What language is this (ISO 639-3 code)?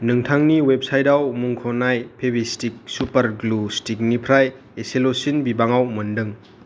brx